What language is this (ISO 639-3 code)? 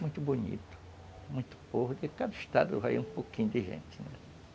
por